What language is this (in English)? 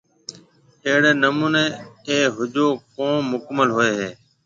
Marwari (Pakistan)